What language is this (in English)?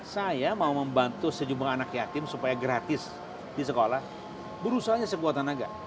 Indonesian